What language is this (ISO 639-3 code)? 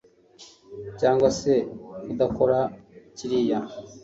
kin